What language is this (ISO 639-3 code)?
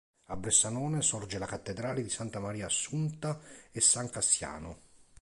ita